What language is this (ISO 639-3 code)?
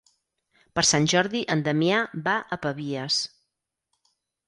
cat